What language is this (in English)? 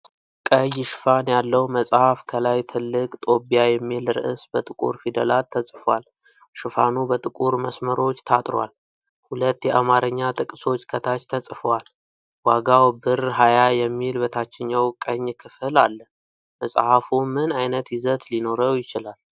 Amharic